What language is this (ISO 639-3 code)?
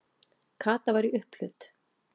isl